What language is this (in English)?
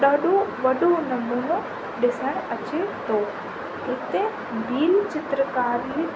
Sindhi